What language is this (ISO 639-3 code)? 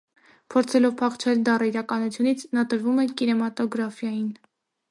hye